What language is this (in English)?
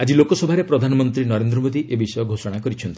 Odia